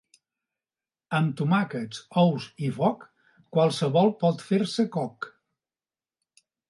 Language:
Catalan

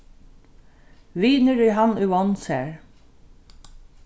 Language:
Faroese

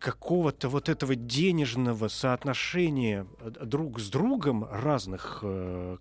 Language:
Russian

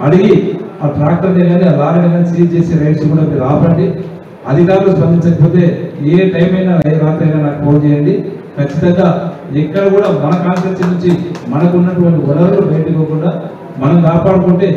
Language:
Telugu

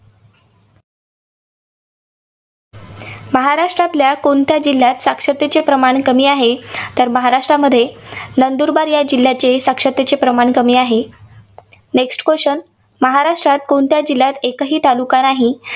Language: Marathi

